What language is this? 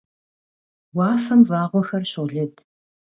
Kabardian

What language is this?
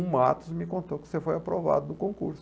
Portuguese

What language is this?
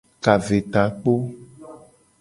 Gen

